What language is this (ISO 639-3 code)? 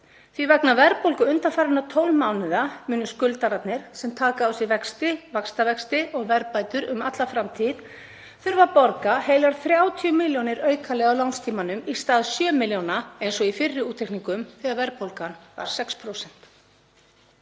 isl